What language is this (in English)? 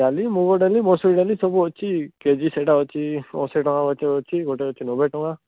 Odia